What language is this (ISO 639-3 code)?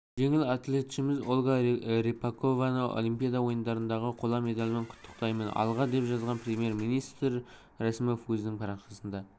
kaz